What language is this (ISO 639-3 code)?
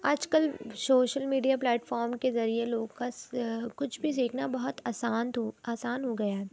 urd